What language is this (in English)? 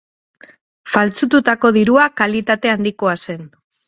Basque